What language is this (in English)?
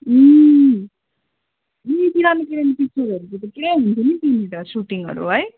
Nepali